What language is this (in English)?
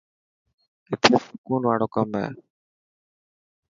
Dhatki